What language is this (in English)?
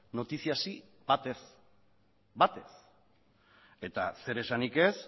Basque